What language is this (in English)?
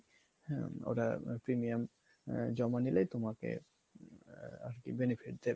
Bangla